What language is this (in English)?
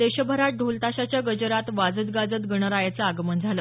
Marathi